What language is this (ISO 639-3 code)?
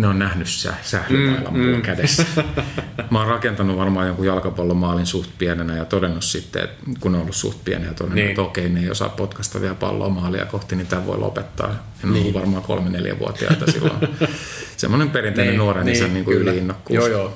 fin